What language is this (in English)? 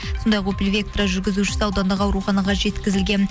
Kazakh